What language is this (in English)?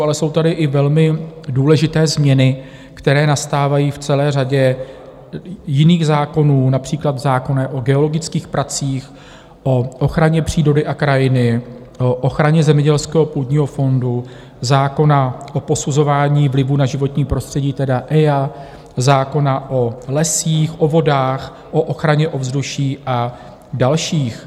Czech